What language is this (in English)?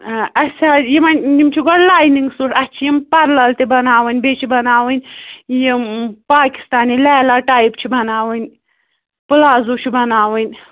Kashmiri